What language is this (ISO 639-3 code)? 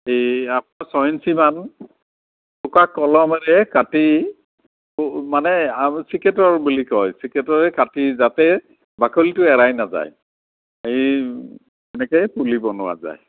asm